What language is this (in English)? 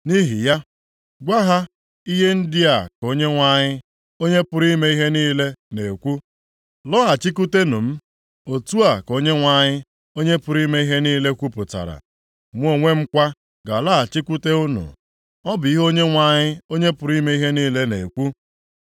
Igbo